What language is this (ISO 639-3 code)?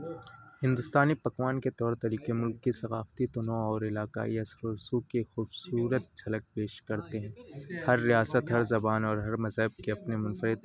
urd